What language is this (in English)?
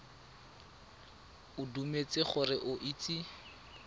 Tswana